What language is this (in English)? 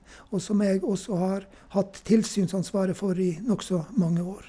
Norwegian